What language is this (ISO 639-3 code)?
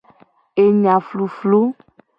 gej